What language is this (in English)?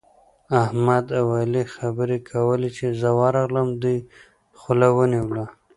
Pashto